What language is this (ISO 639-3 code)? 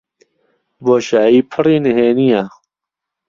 ckb